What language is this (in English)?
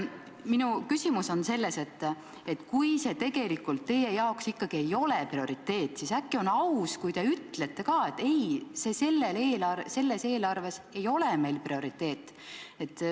Estonian